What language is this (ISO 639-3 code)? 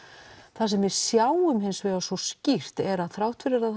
isl